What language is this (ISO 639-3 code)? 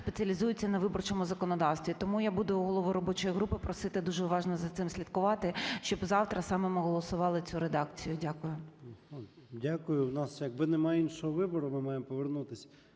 ukr